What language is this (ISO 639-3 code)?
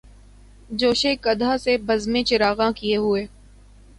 urd